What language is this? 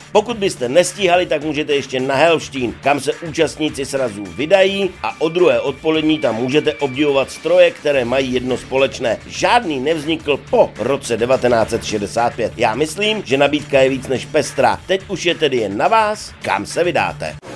Czech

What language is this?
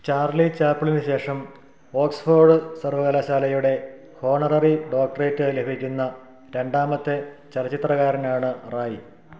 Malayalam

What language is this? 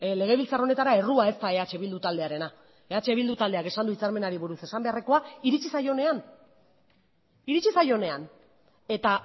Basque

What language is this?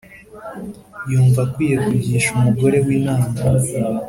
Kinyarwanda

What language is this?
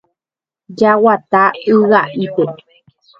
Guarani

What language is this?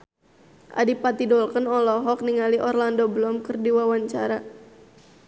Sundanese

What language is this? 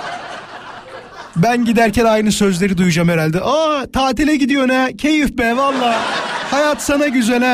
Turkish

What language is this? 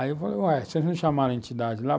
Portuguese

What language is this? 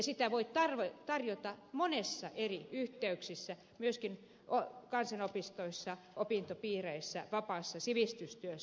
Finnish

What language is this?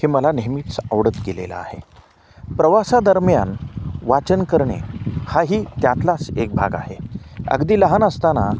Marathi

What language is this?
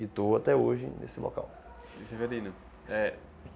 Portuguese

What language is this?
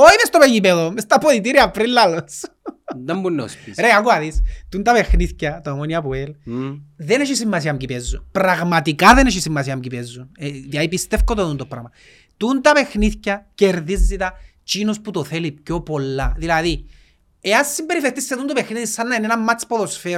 Greek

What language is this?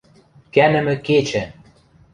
Western Mari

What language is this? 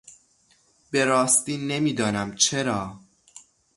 Persian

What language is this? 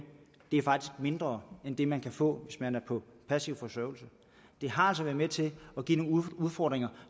Danish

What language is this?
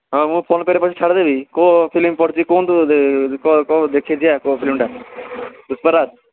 Odia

